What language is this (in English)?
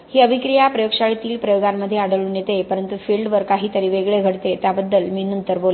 Marathi